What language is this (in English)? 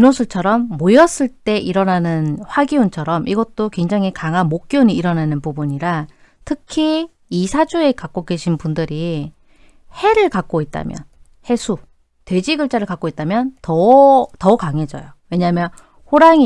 Korean